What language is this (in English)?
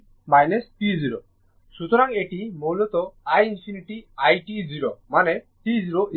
Bangla